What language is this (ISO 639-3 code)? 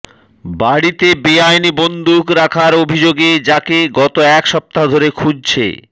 ben